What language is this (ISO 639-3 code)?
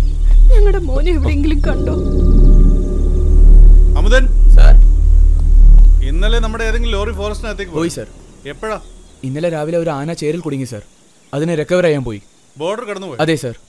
mal